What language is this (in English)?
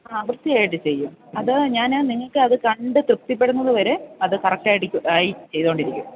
Malayalam